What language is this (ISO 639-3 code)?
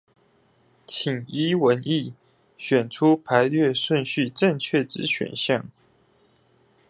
zho